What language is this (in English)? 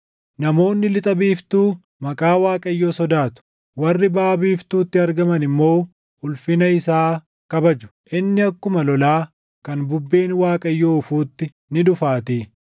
Oromo